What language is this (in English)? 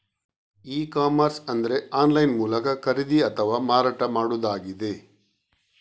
Kannada